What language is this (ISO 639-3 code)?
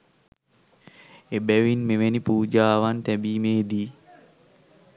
sin